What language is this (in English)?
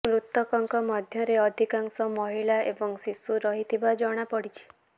Odia